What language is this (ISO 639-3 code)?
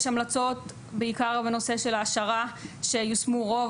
heb